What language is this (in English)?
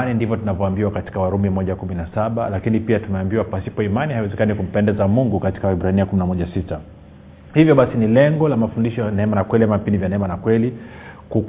Swahili